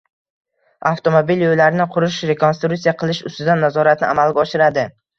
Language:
Uzbek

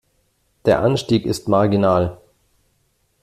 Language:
German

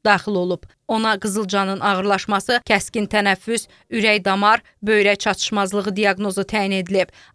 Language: Turkish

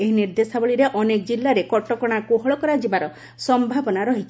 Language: Odia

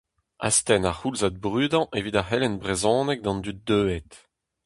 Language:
Breton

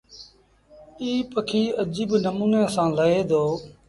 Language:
Sindhi Bhil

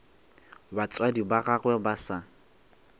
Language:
Northern Sotho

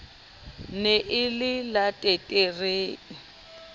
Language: Southern Sotho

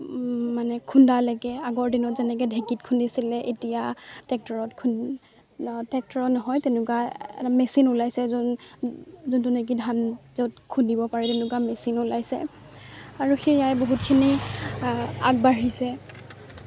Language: Assamese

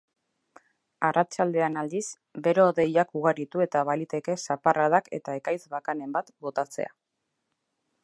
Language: Basque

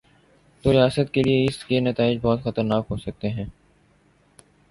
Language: Urdu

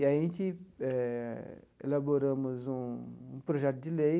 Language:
Portuguese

